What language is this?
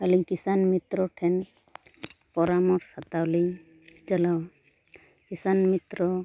Santali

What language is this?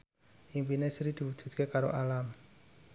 Javanese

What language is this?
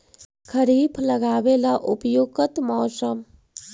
Magahi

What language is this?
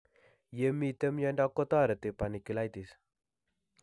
Kalenjin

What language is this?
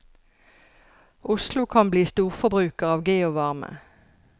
Norwegian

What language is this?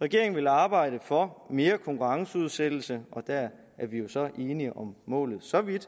Danish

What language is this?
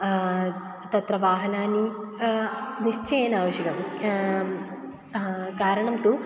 Sanskrit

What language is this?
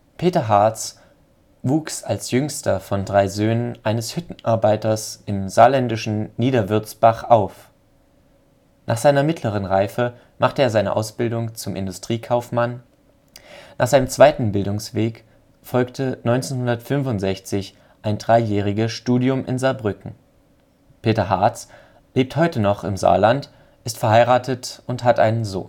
German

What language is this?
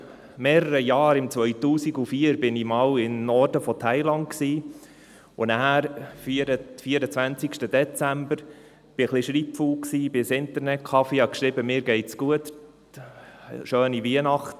Swiss German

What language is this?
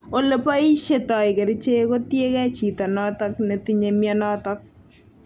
Kalenjin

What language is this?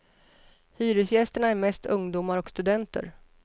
Swedish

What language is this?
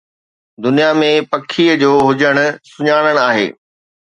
Sindhi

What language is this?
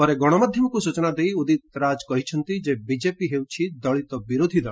Odia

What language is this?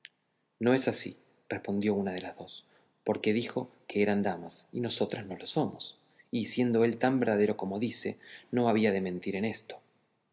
Spanish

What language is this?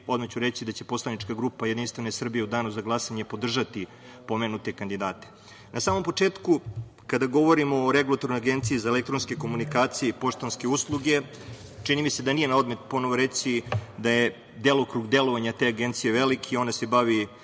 Serbian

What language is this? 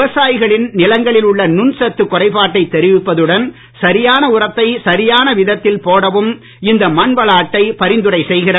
Tamil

